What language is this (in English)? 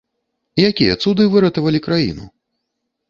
Belarusian